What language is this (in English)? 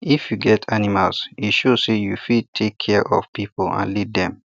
Nigerian Pidgin